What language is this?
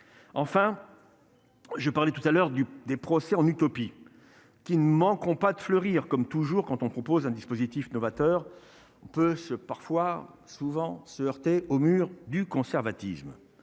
French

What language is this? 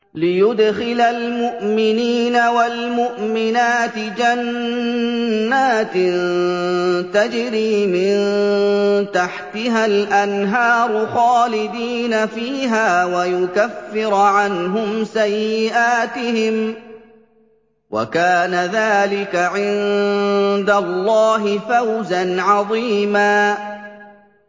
Arabic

